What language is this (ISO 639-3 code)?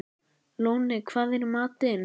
isl